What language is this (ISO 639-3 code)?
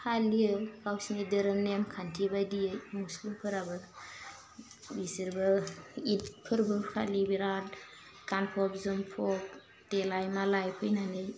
brx